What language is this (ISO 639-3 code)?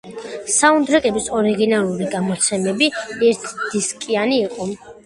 kat